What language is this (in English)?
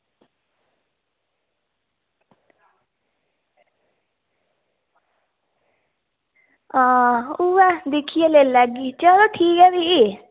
Dogri